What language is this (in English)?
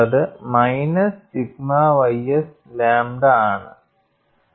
Malayalam